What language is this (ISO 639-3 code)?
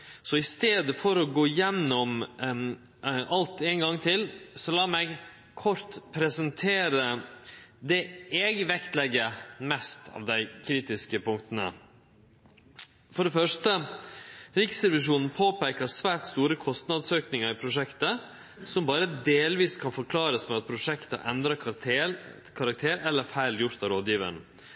nno